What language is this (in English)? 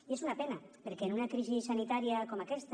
Catalan